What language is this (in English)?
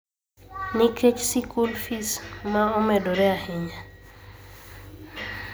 Luo (Kenya and Tanzania)